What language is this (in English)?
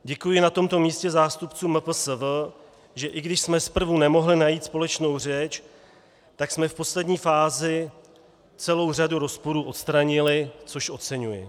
Czech